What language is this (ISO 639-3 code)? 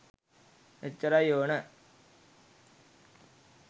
sin